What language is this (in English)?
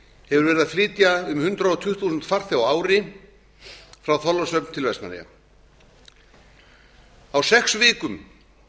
Icelandic